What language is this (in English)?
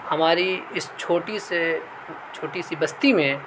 Urdu